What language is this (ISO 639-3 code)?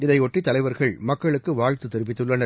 tam